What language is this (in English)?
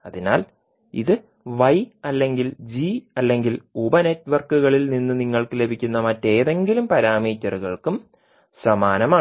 Malayalam